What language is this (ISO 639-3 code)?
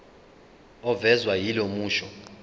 zul